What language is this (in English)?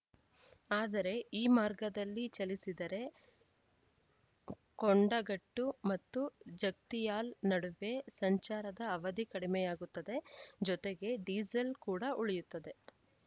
Kannada